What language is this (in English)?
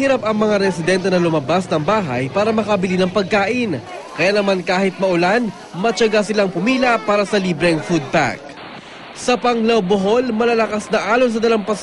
Filipino